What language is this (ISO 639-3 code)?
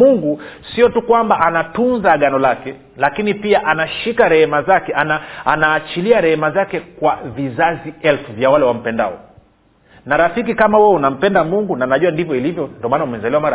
swa